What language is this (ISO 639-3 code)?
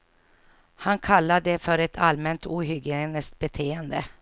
swe